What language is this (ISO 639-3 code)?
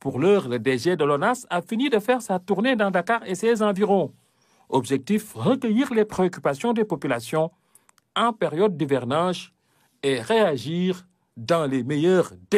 fra